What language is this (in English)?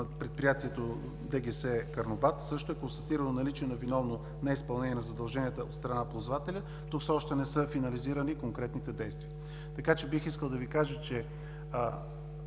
Bulgarian